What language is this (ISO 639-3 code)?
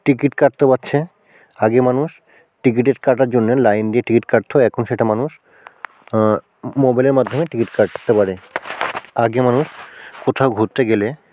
ben